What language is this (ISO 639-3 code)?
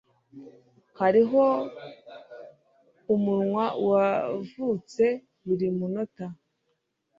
kin